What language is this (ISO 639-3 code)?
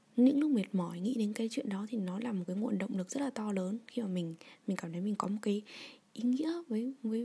vie